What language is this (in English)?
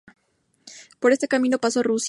Spanish